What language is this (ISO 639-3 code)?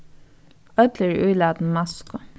fao